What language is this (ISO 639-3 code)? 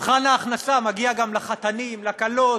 heb